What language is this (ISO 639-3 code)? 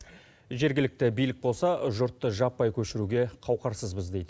kaz